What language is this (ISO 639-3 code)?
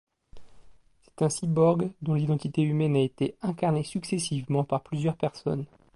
fra